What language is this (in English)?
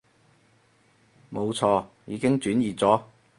Cantonese